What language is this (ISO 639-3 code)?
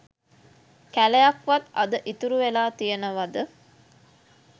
sin